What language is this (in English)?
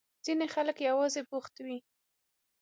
Pashto